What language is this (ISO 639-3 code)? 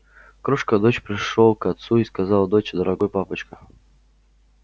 rus